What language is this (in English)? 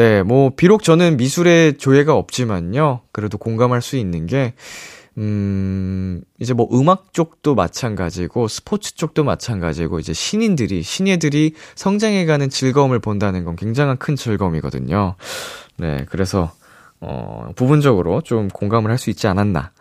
Korean